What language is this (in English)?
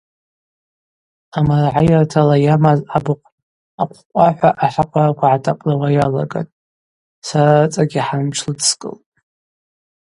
Abaza